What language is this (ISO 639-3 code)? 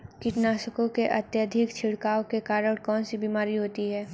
hin